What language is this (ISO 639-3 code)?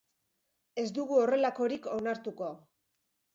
eus